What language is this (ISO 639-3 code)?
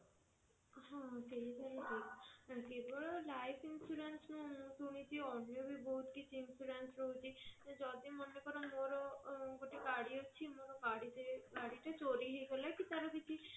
ori